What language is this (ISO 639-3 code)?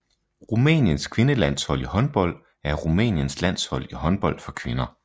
dan